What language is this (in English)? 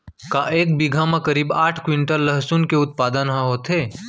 Chhattisgarhi